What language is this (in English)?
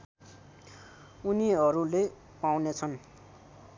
Nepali